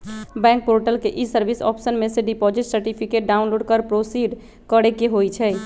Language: Magahi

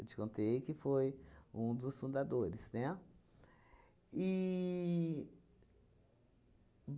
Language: Portuguese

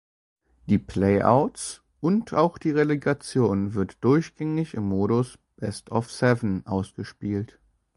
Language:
German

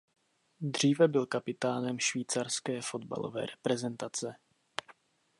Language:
Czech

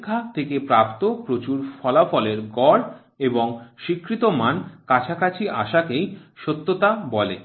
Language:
Bangla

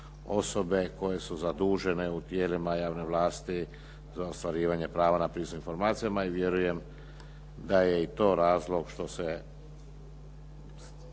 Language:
Croatian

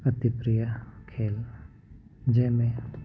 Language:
Sindhi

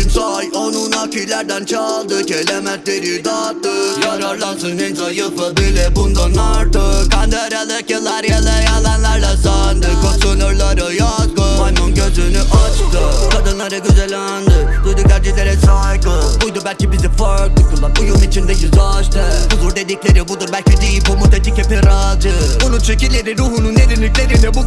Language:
Turkish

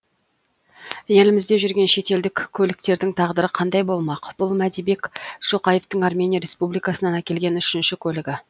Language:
Kazakh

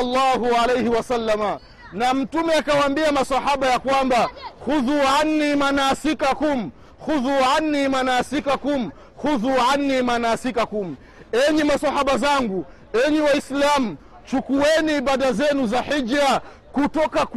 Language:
Swahili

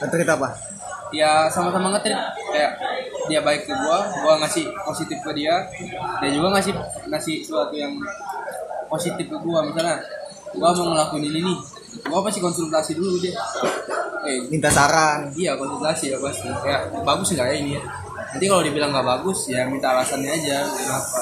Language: Indonesian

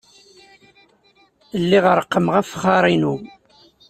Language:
Kabyle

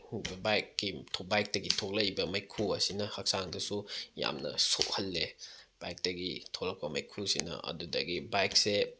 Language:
Manipuri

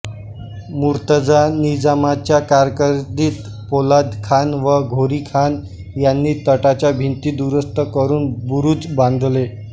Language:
Marathi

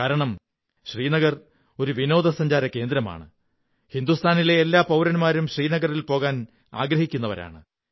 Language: Malayalam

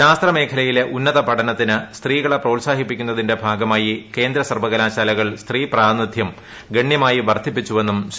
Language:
Malayalam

